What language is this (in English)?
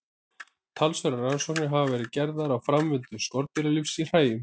Icelandic